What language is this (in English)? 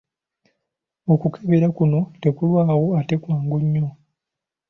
Ganda